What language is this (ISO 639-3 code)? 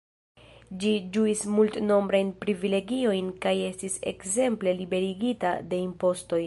epo